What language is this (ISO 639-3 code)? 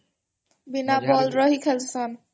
ori